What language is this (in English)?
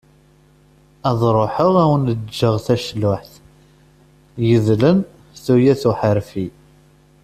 Kabyle